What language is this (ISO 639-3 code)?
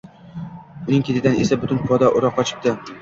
uzb